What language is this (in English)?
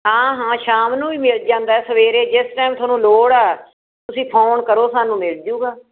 Punjabi